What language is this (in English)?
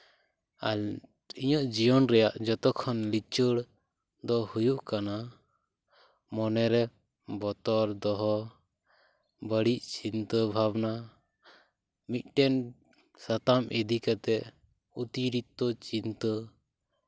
Santali